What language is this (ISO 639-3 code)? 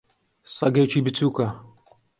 ckb